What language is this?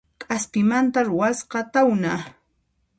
Puno Quechua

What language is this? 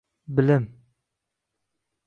Uzbek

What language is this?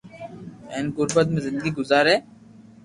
Loarki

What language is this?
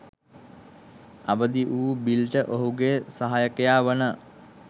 Sinhala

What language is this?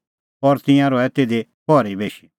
Kullu Pahari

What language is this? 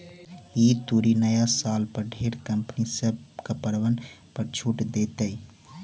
Magahi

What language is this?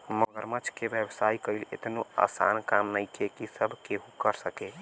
Bhojpuri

